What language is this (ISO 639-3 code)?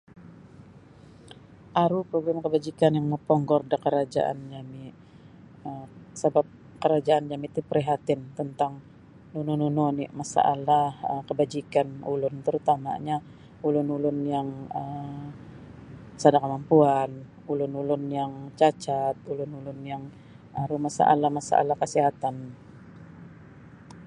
bsy